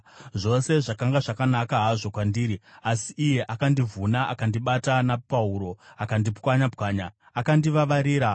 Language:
Shona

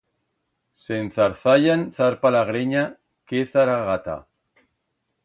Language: Aragonese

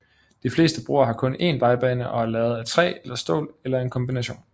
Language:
Danish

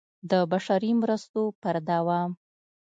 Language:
Pashto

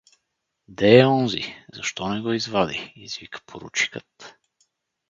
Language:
Bulgarian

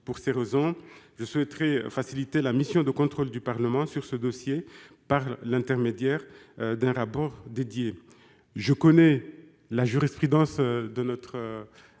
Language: French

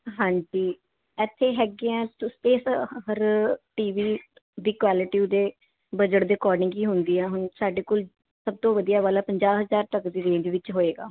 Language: Punjabi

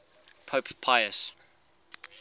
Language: English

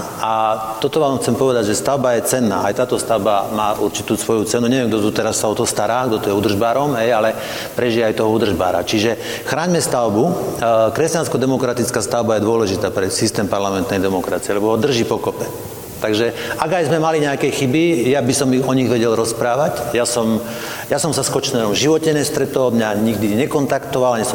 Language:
Slovak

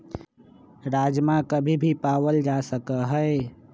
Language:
Magahi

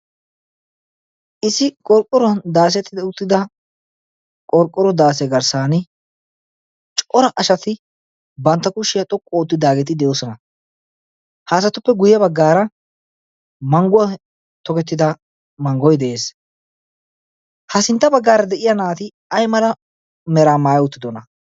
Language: Wolaytta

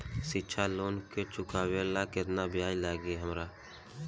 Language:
Bhojpuri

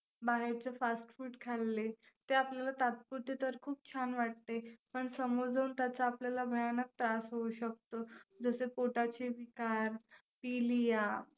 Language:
Marathi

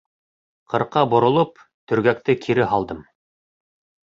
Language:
Bashkir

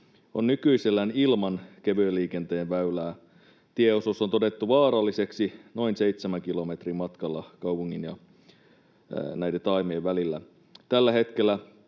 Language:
Finnish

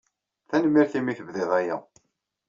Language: Kabyle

